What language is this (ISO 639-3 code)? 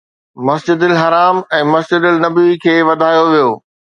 snd